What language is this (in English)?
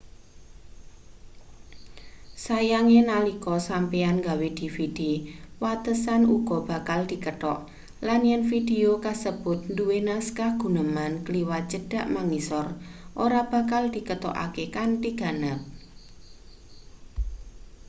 Javanese